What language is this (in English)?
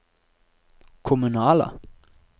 Norwegian